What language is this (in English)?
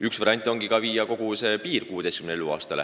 Estonian